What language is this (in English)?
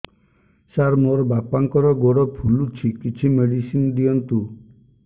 Odia